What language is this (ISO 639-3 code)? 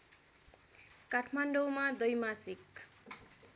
nep